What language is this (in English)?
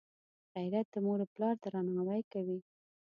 Pashto